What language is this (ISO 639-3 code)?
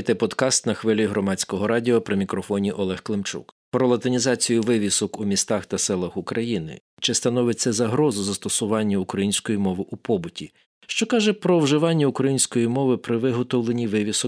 ukr